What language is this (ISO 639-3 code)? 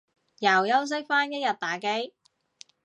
yue